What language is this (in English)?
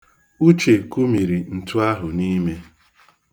Igbo